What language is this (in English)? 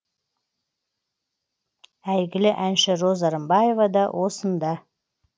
Kazakh